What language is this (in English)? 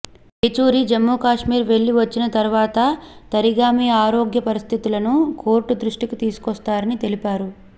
Telugu